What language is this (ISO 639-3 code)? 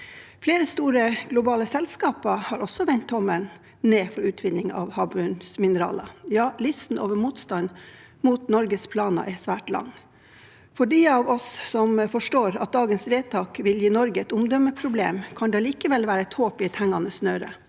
nor